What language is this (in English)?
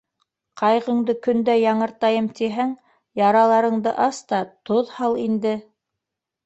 Bashkir